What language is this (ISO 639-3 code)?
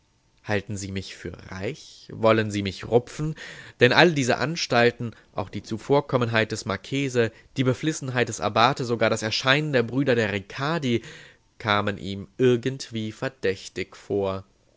deu